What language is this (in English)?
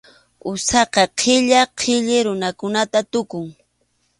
Arequipa-La Unión Quechua